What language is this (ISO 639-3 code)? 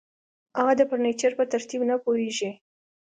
pus